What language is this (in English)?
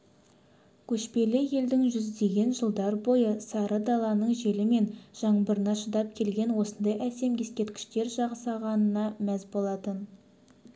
Kazakh